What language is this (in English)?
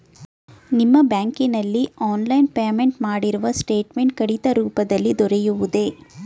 Kannada